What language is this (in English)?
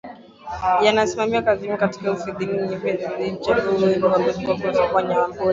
Swahili